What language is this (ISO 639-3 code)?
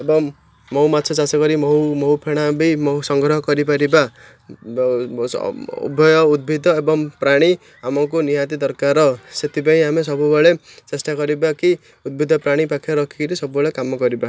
ori